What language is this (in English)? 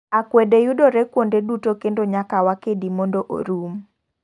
Luo (Kenya and Tanzania)